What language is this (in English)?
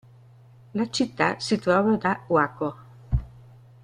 Italian